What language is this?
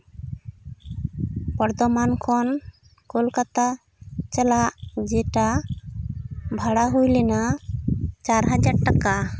Santali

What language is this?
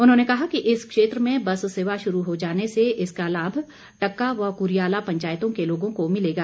Hindi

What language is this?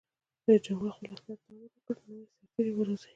Pashto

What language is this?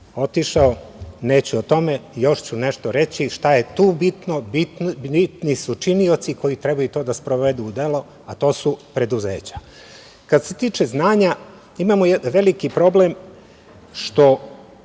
Serbian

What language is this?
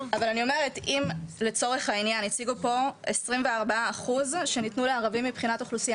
Hebrew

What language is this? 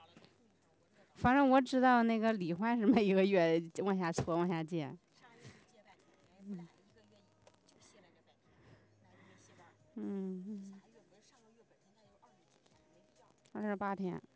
Chinese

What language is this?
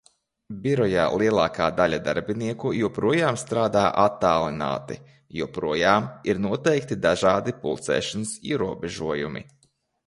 Latvian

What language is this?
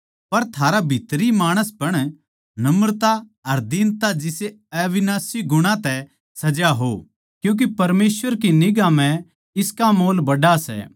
Haryanvi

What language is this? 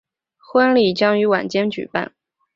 Chinese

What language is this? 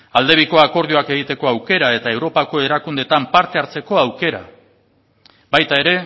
Basque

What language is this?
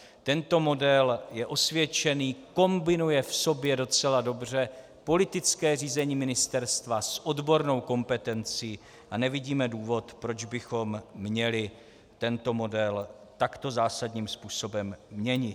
Czech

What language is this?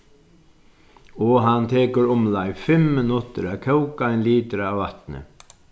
Faroese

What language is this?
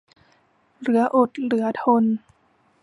Thai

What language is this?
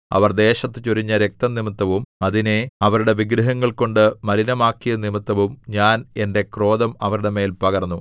Malayalam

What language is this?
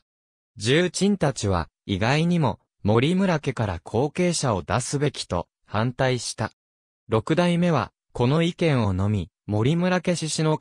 Japanese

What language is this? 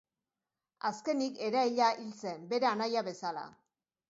Basque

